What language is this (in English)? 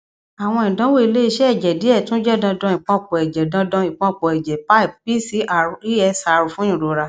Yoruba